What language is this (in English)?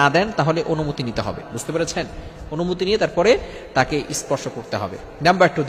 Bangla